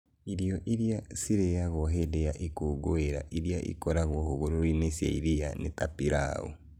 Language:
Kikuyu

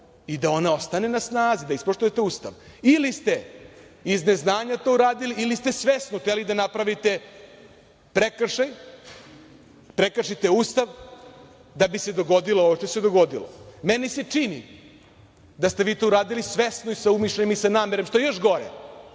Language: Serbian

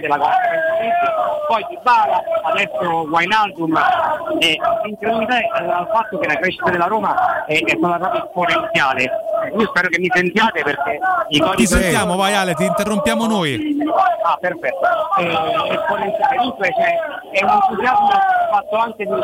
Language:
Italian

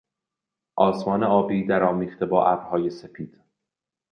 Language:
Persian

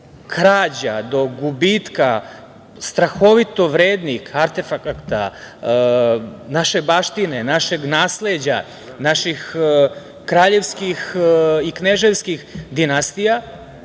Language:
Serbian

